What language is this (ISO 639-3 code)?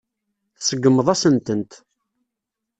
kab